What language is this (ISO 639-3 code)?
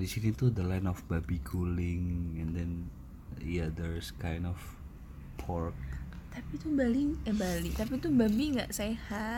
ind